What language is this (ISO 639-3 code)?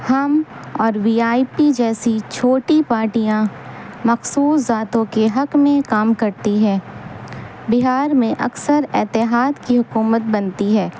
urd